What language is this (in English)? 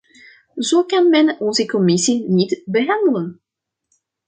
Dutch